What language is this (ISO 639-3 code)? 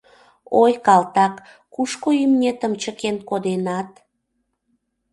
chm